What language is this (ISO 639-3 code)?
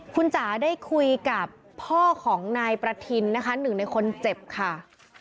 tha